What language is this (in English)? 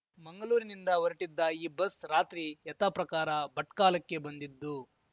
Kannada